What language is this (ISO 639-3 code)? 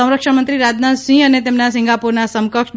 guj